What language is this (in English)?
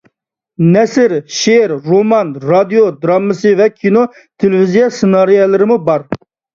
Uyghur